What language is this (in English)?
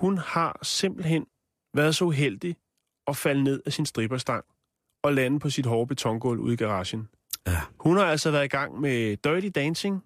Danish